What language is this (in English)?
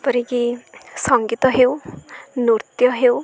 Odia